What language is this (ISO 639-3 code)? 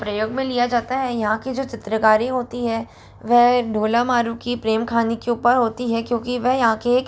hin